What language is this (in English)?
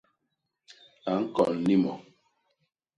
Basaa